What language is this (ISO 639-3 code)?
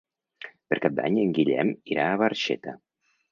cat